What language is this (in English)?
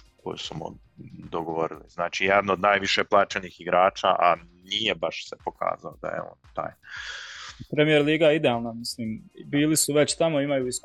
Croatian